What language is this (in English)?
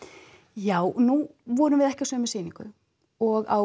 Icelandic